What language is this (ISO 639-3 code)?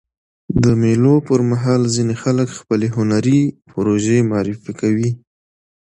pus